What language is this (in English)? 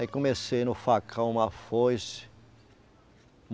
Portuguese